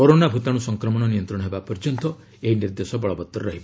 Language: Odia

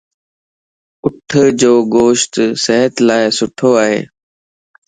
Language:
Lasi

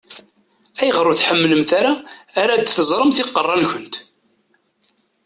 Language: Kabyle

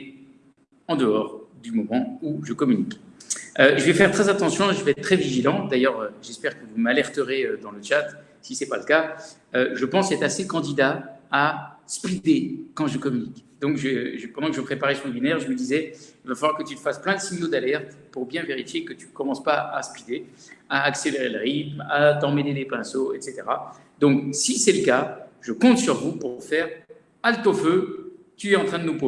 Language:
French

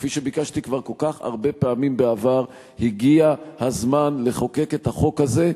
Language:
Hebrew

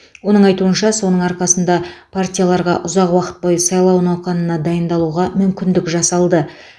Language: Kazakh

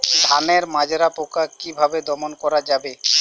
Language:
Bangla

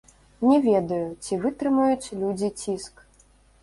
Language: Belarusian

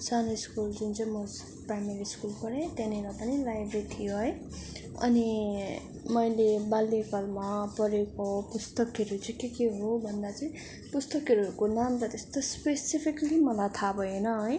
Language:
Nepali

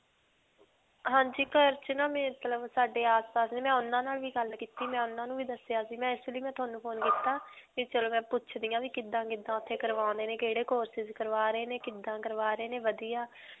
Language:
Punjabi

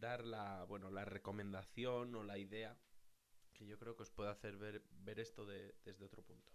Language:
Spanish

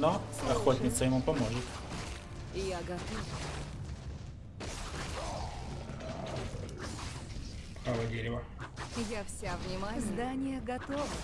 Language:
Russian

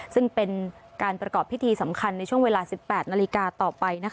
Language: Thai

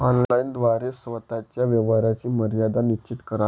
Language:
Marathi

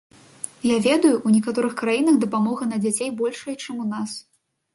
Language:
Belarusian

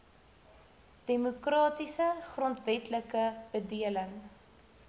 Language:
Afrikaans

